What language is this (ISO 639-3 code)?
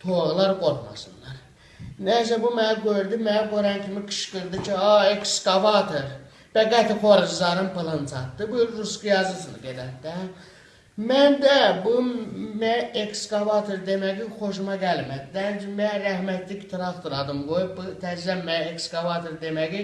tur